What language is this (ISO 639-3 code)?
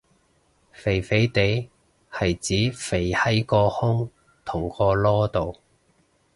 yue